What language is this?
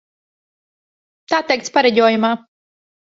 Latvian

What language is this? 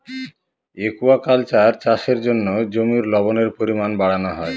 Bangla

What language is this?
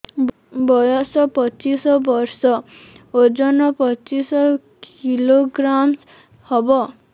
Odia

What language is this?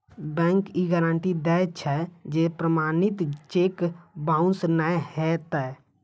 Maithili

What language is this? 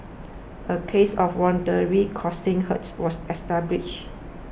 English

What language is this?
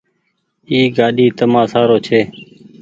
Goaria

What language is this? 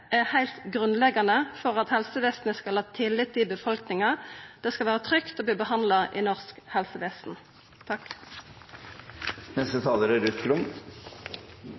Norwegian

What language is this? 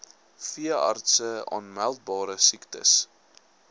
Afrikaans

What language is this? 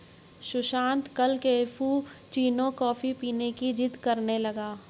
Hindi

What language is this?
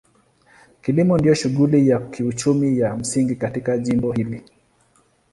Swahili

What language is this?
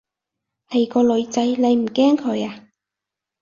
Cantonese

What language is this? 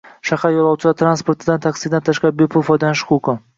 Uzbek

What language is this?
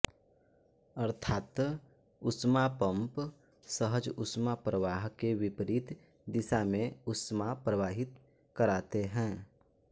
Hindi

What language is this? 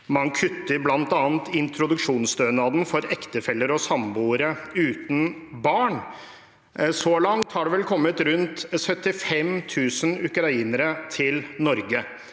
Norwegian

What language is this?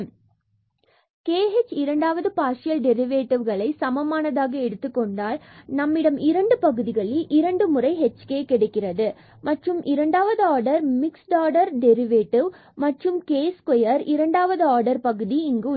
Tamil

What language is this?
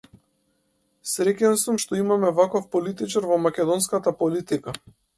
Macedonian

